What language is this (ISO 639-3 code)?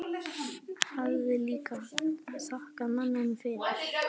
isl